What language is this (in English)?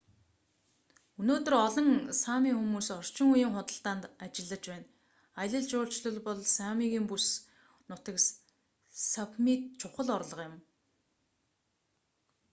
Mongolian